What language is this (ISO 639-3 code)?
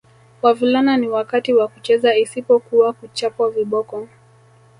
swa